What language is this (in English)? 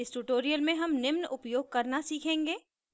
Hindi